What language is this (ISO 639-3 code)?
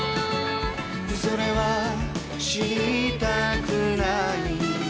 jpn